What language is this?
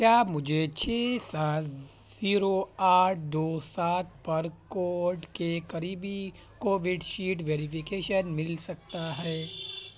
Urdu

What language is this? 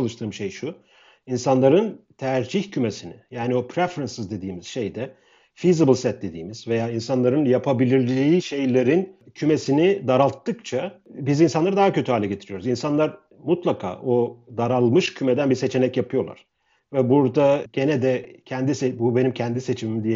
Turkish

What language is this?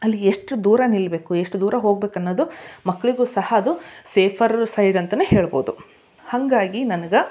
Kannada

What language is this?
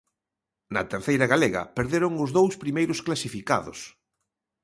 Galician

